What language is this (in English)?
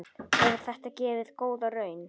Icelandic